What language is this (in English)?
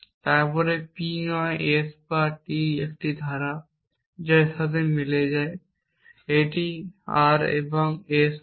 Bangla